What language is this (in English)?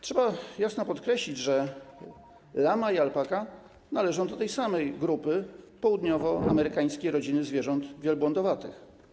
Polish